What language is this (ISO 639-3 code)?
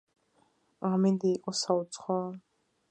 kat